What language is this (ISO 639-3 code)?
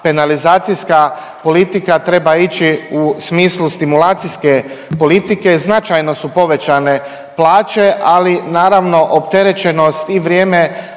hrv